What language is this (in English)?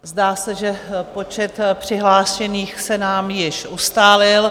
Czech